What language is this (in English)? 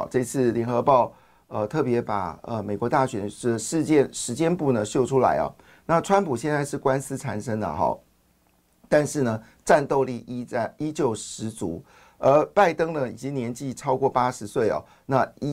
Chinese